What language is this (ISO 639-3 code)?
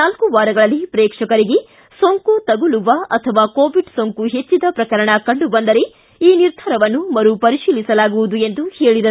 kan